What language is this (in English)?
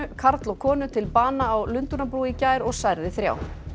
Icelandic